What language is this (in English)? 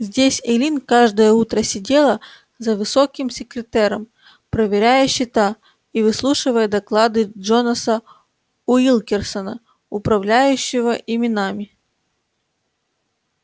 Russian